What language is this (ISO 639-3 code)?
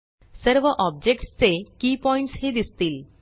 mar